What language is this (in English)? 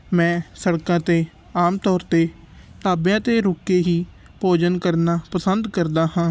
Punjabi